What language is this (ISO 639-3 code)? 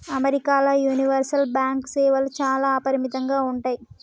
tel